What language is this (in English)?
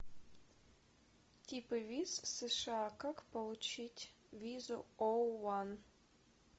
Russian